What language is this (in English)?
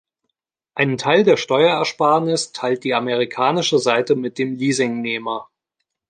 German